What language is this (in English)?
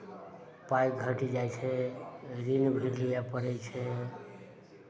Maithili